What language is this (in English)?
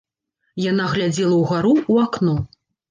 Belarusian